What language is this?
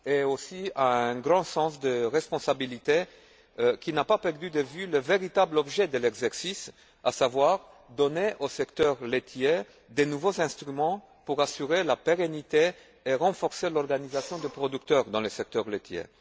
French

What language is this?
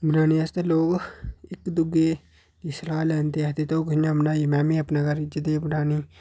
Dogri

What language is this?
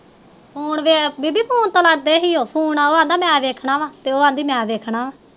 Punjabi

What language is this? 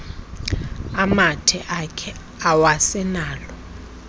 Xhosa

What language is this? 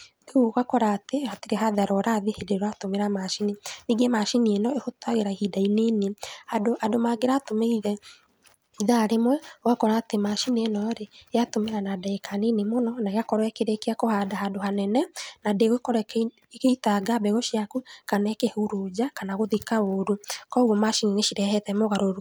Kikuyu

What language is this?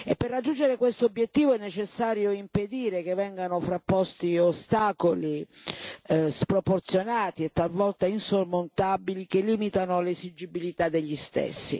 Italian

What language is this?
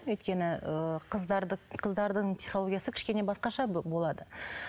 Kazakh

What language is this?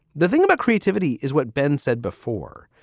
English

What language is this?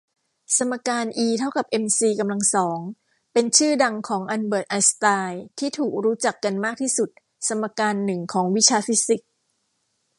Thai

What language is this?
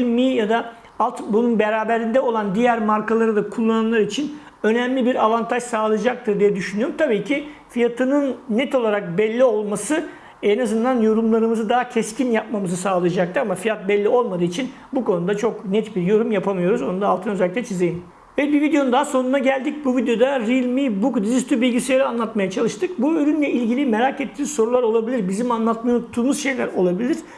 Turkish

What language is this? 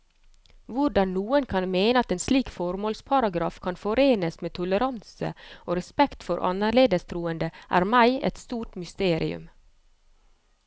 Norwegian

